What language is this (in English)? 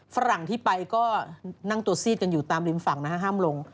Thai